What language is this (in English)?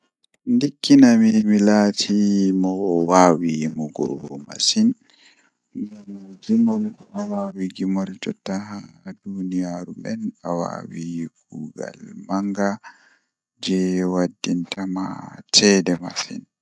Fula